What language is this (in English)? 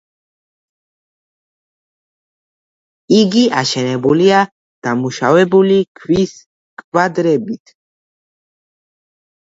Georgian